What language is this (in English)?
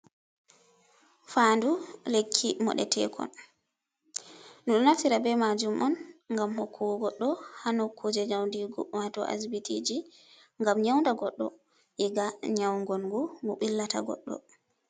Fula